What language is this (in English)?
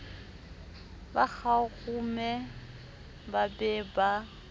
Southern Sotho